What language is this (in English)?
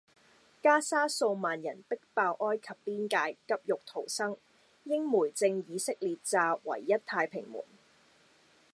Cantonese